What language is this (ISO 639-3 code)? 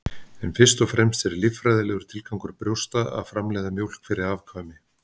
isl